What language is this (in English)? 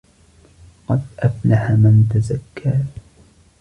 Arabic